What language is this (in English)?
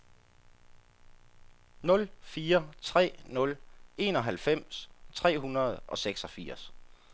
Danish